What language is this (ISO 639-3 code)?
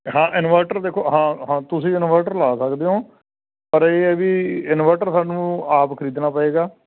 pan